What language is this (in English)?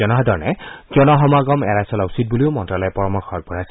Assamese